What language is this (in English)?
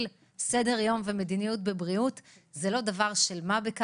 Hebrew